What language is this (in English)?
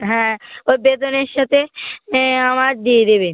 Bangla